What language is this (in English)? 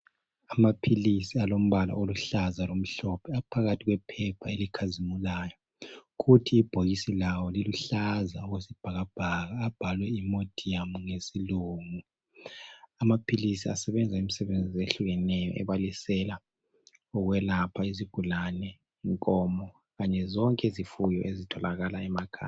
North Ndebele